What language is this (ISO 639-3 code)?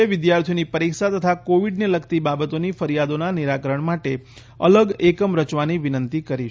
guj